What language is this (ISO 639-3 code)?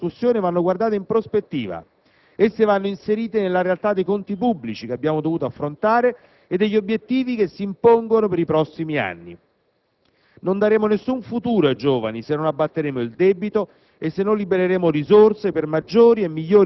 ita